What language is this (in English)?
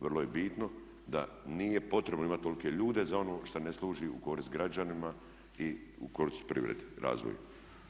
Croatian